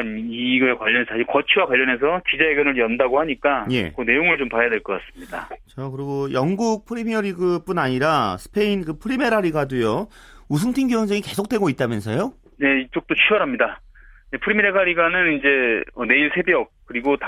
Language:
Korean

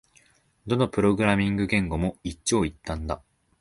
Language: Japanese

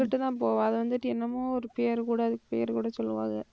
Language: Tamil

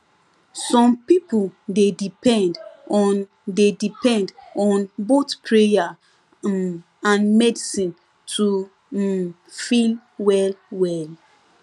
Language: Nigerian Pidgin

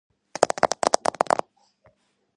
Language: Georgian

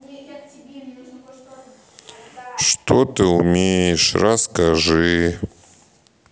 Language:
Russian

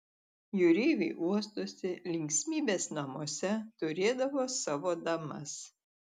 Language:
Lithuanian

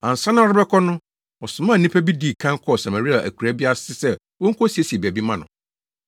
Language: Akan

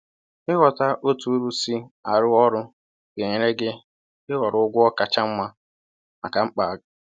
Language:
Igbo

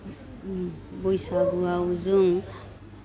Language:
Bodo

